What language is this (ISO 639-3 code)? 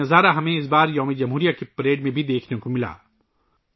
urd